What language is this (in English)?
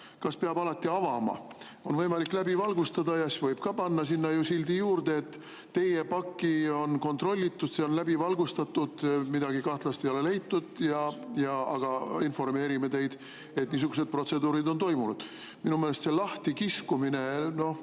Estonian